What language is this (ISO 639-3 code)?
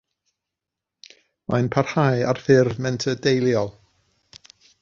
cym